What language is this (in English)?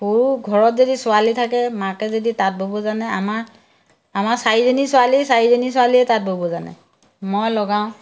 Assamese